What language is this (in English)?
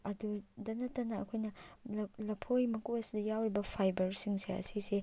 Manipuri